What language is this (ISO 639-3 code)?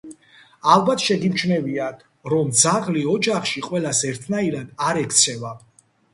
kat